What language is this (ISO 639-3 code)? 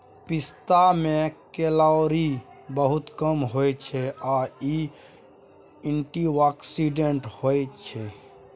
mai